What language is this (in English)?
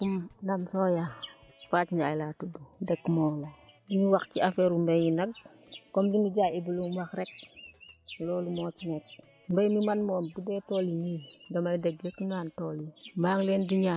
Wolof